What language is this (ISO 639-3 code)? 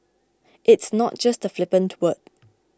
eng